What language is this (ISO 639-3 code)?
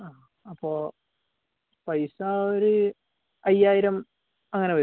mal